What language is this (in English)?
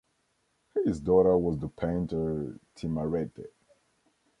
English